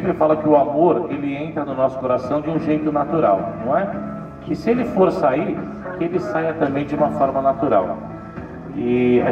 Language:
Portuguese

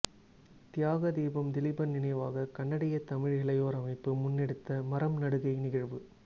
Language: Tamil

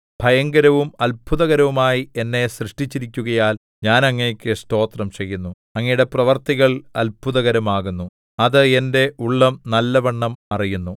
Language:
Malayalam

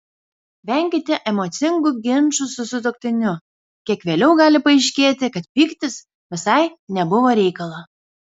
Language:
Lithuanian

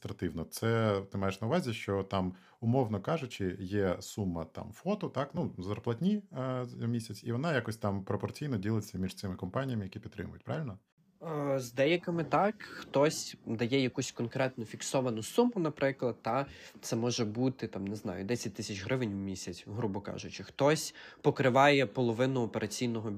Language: Ukrainian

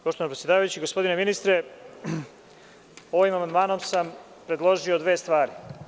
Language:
Serbian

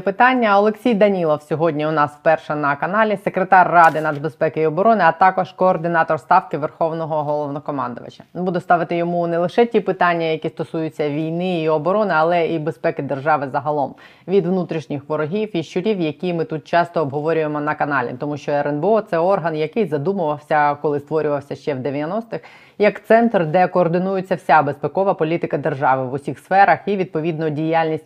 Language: Ukrainian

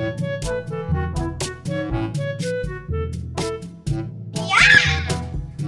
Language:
Indonesian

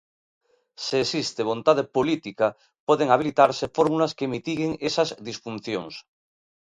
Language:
Galician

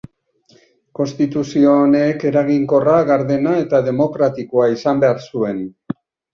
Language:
Basque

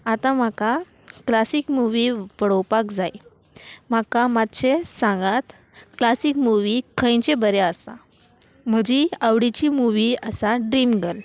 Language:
Konkani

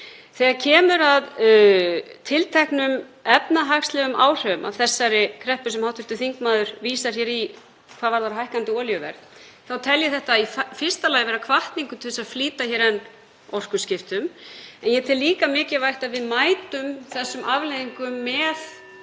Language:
Icelandic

